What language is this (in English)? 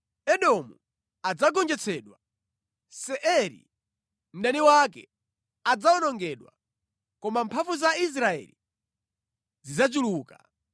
Nyanja